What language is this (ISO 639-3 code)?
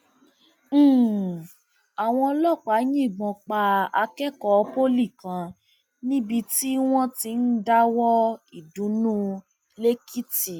yor